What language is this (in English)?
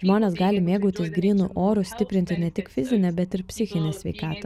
Lithuanian